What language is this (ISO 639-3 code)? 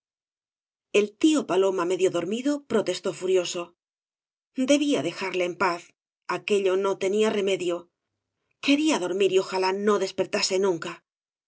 spa